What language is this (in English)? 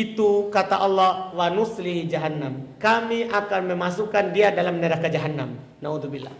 Indonesian